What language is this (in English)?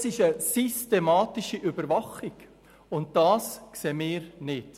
Swiss German